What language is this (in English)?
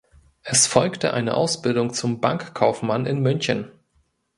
German